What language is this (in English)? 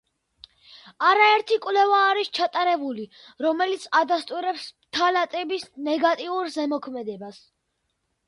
Georgian